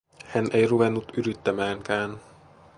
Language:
Finnish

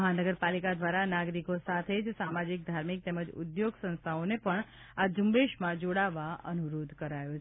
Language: Gujarati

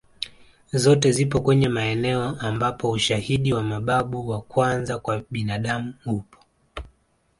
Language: Swahili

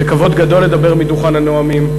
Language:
Hebrew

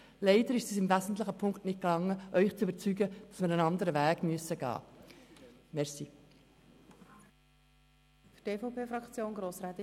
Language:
Swiss German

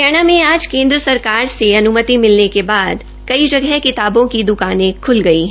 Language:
Hindi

